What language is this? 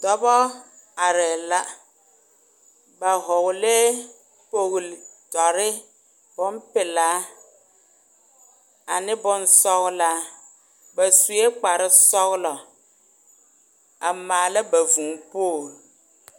Southern Dagaare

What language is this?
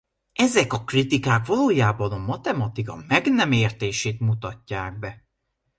Hungarian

